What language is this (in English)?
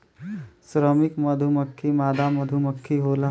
Bhojpuri